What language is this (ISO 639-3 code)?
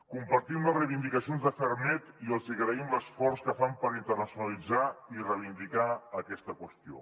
cat